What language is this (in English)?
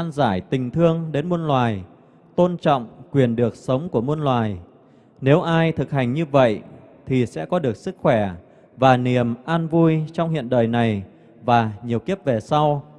Vietnamese